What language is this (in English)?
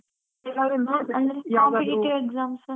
Kannada